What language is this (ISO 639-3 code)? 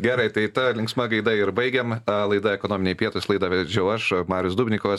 lit